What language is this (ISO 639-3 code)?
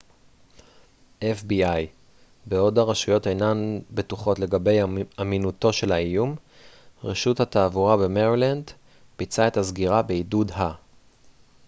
heb